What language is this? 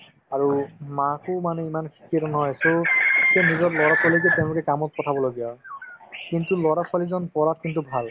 Assamese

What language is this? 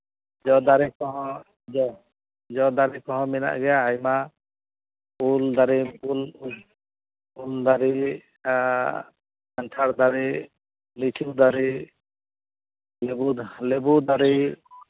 Santali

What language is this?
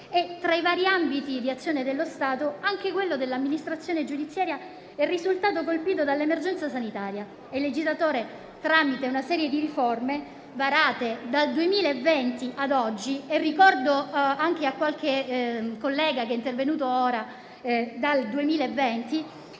Italian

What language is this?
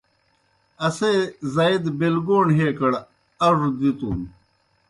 Kohistani Shina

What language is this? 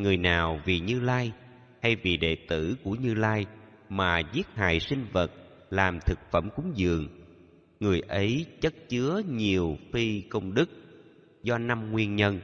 Vietnamese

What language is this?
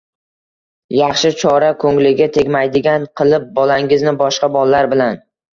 Uzbek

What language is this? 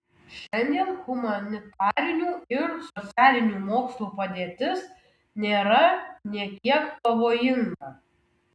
Lithuanian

